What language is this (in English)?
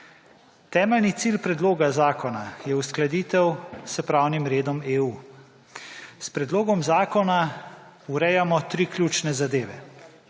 Slovenian